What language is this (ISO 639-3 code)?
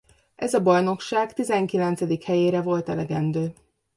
hun